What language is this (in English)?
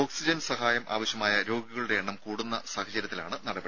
Malayalam